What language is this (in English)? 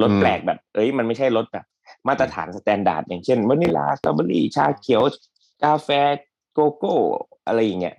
Thai